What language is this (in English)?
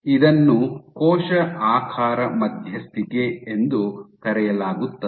Kannada